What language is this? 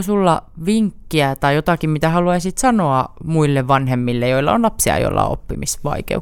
Finnish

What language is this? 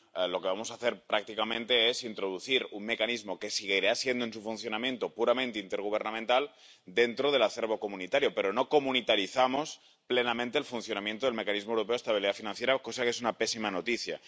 Spanish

